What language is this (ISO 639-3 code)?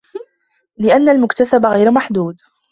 ara